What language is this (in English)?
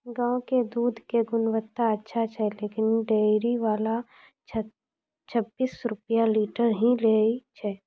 Maithili